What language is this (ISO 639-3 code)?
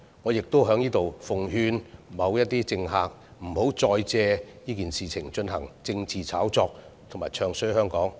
yue